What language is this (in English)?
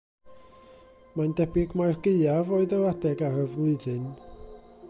Welsh